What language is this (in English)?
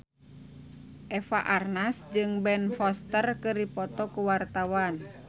Sundanese